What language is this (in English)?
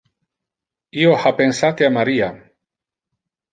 Interlingua